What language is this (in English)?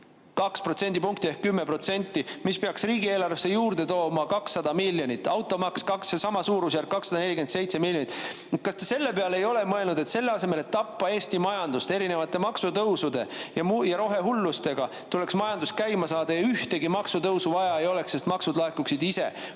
Estonian